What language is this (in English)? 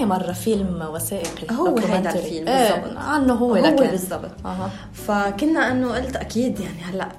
Arabic